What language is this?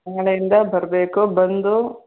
Kannada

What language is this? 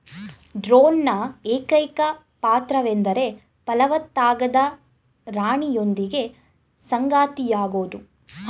Kannada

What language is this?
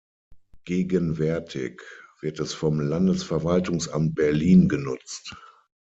German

